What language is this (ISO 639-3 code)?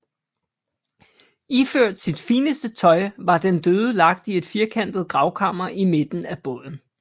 dan